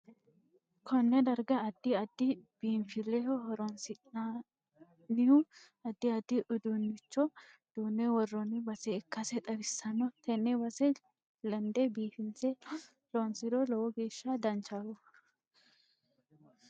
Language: Sidamo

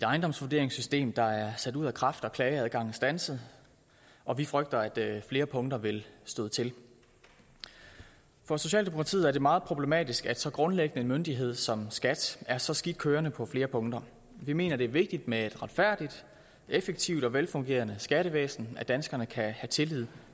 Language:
Danish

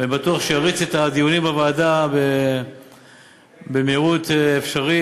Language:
Hebrew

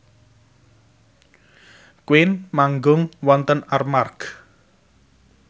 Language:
Javanese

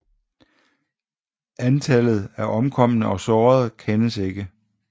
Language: Danish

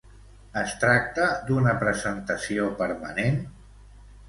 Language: Catalan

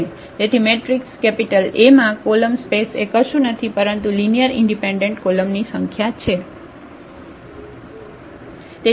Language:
Gujarati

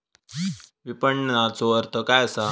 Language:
Marathi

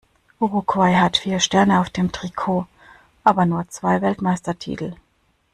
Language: German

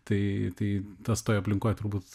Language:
Lithuanian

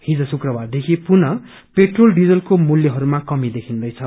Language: Nepali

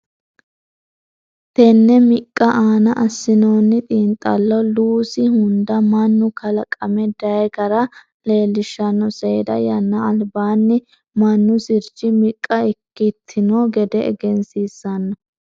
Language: Sidamo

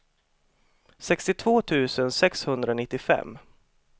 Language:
Swedish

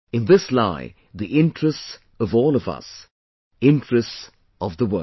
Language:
English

